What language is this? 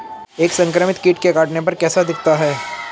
Hindi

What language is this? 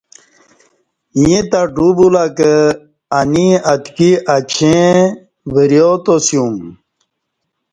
Kati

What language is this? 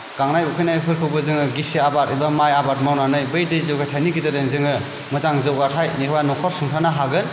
Bodo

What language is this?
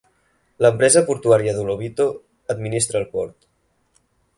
Catalan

